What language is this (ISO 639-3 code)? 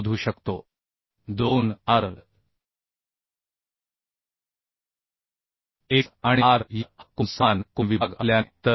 mar